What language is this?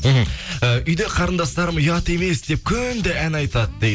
Kazakh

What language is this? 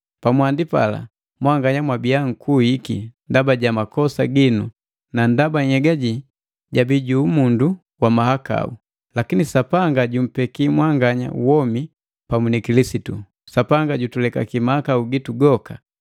Matengo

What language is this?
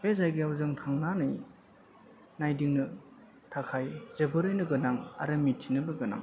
Bodo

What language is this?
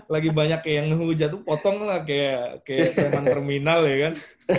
Indonesian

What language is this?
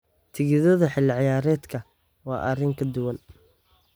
Somali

